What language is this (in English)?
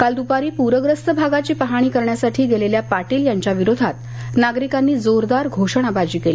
Marathi